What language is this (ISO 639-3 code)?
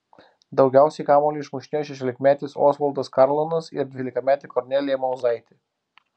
lit